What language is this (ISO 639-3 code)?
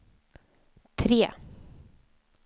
swe